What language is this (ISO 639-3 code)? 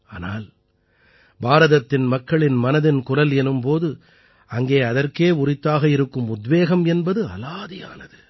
tam